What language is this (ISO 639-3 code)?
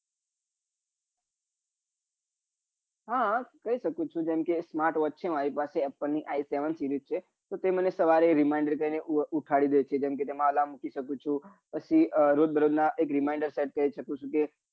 guj